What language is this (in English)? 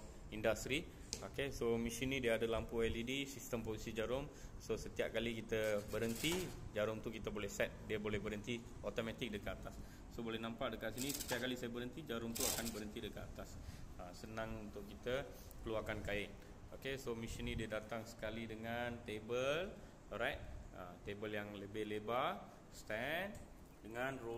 Malay